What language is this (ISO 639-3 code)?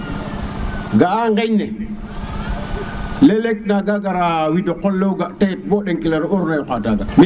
srr